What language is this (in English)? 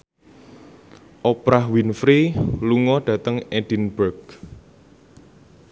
Javanese